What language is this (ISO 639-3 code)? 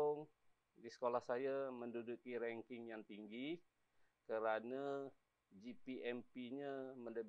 msa